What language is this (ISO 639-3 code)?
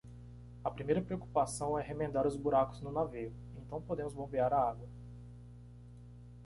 por